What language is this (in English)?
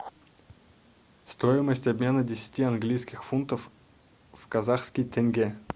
Russian